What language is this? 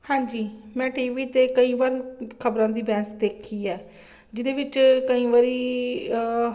Punjabi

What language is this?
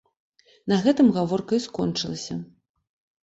Belarusian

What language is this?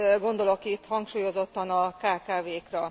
Hungarian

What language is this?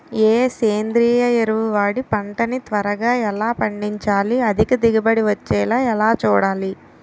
Telugu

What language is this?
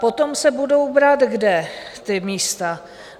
Czech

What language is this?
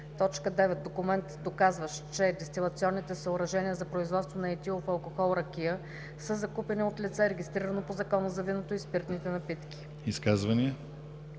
Bulgarian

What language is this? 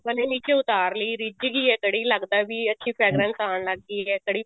Punjabi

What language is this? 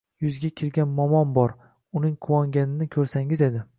Uzbek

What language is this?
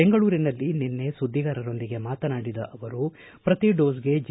Kannada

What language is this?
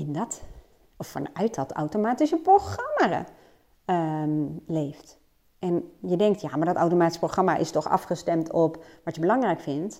Dutch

